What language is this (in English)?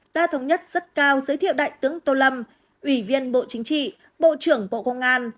Vietnamese